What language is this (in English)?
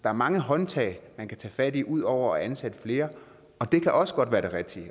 Danish